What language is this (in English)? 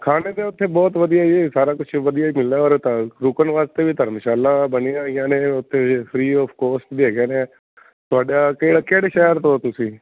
Punjabi